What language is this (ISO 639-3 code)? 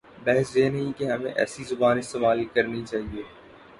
urd